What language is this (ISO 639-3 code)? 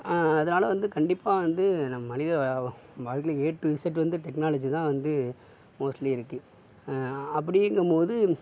tam